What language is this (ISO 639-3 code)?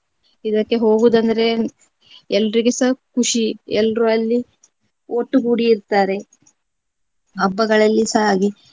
kan